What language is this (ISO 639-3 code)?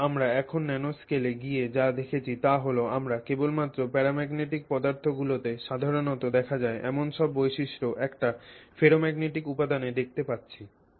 ben